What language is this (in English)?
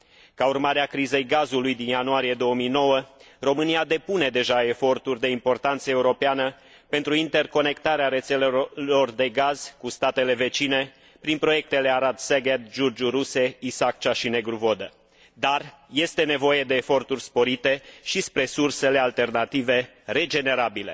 Romanian